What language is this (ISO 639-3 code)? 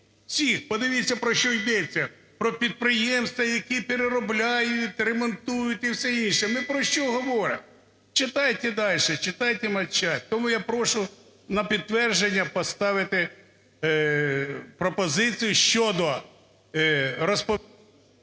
ukr